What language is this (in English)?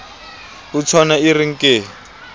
Southern Sotho